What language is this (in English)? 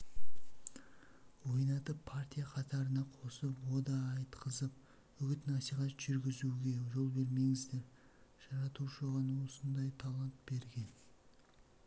Kazakh